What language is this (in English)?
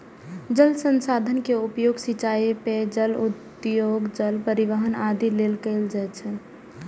Maithili